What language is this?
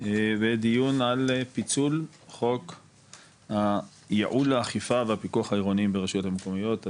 Hebrew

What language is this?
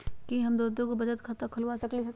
Magahi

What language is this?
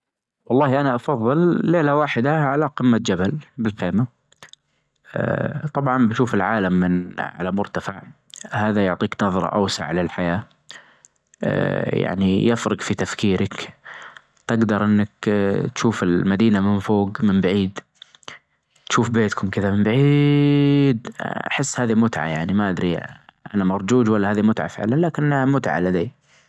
Najdi Arabic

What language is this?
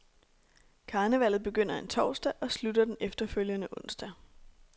Danish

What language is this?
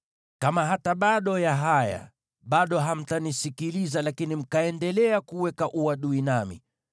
Swahili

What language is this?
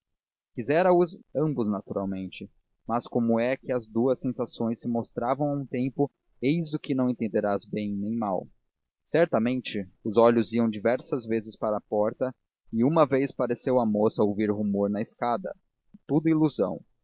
Portuguese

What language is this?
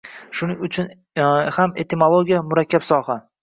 Uzbek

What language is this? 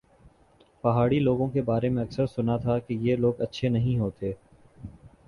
Urdu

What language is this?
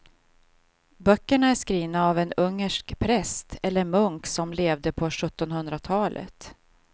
Swedish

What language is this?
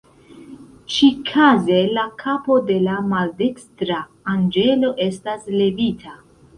Esperanto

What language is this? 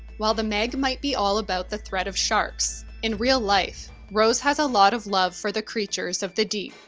English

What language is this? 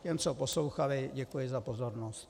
Czech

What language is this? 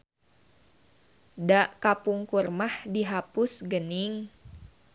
Sundanese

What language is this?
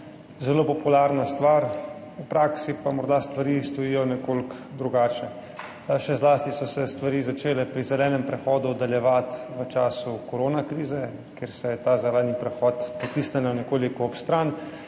Slovenian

